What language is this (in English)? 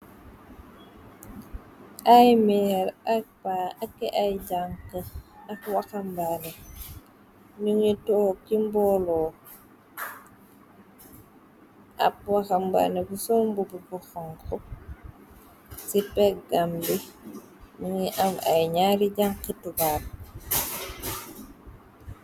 Wolof